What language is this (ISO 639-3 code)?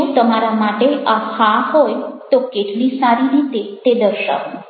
guj